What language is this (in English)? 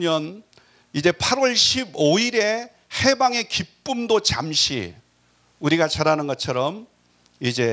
Korean